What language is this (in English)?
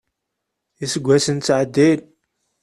Kabyle